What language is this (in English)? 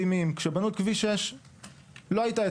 Hebrew